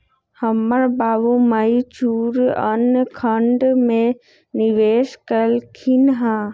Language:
Magahi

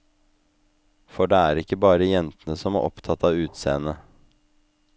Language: Norwegian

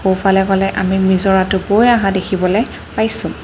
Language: Assamese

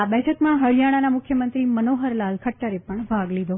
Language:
Gujarati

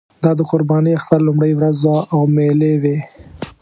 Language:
Pashto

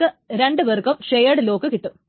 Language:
Malayalam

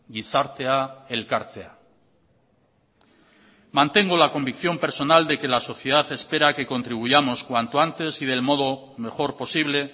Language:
Spanish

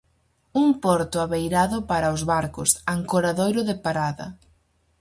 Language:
Galician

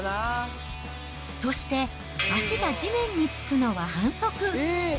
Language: Japanese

